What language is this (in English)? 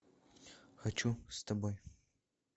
Russian